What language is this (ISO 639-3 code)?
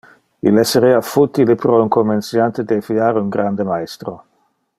ina